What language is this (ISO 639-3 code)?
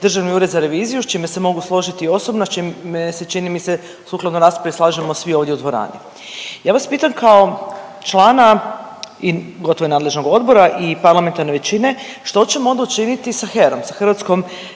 hrv